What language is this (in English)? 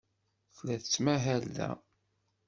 Kabyle